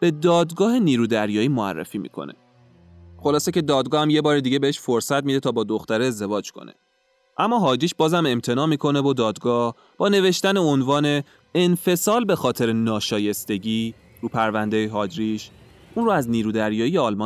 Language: Persian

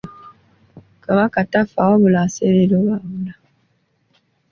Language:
Ganda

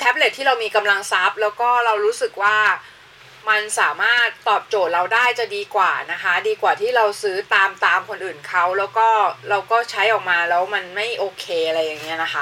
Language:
Thai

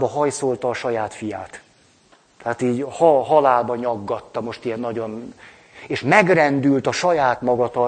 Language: Hungarian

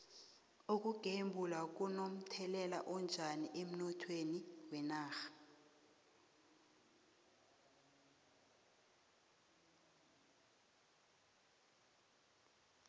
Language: South Ndebele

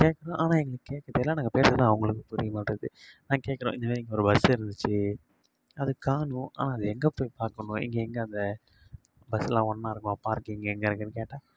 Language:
Tamil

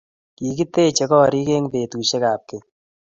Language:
Kalenjin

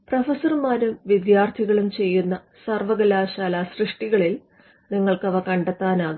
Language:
Malayalam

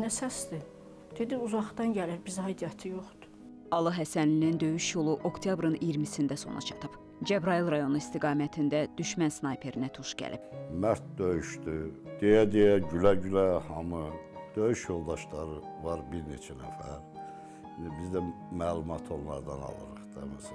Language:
Turkish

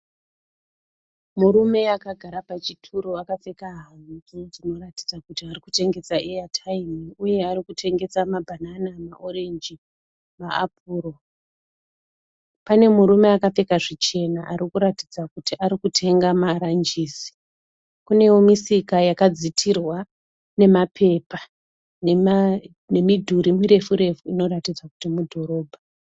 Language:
Shona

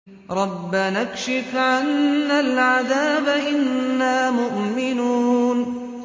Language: Arabic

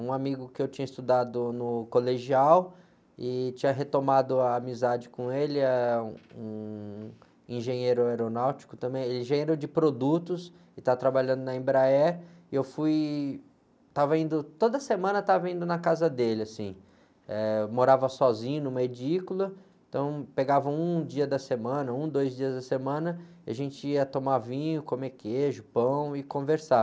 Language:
Portuguese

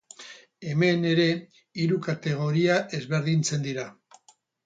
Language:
Basque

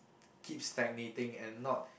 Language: English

